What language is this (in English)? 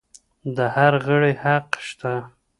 Pashto